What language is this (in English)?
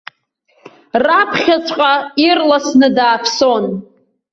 Abkhazian